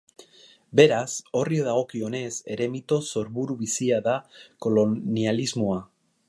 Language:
Basque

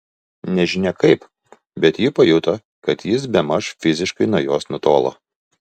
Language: Lithuanian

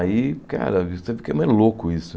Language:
Portuguese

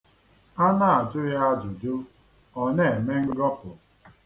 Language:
Igbo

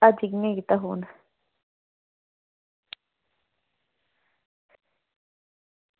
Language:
Dogri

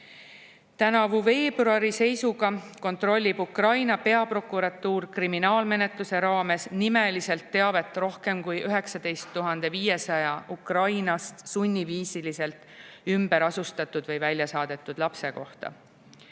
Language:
Estonian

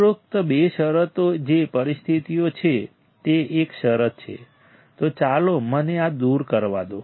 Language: Gujarati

